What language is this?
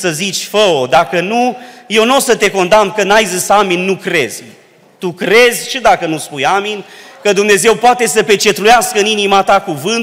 Romanian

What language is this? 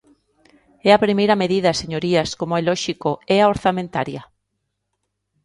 Galician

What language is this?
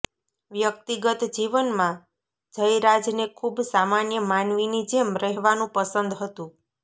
Gujarati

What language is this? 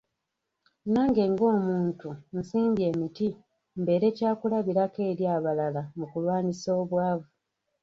Ganda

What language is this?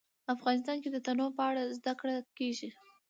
Pashto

